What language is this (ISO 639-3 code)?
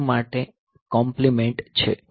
guj